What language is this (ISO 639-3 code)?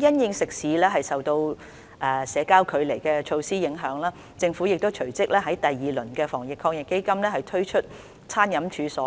yue